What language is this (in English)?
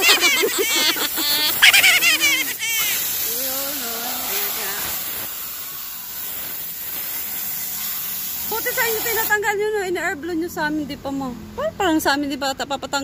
Filipino